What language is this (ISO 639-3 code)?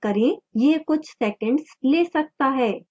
hin